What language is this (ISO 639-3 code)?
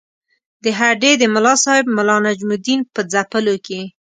pus